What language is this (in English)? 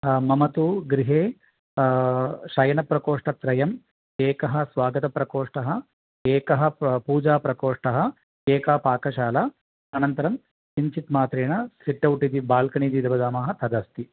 Sanskrit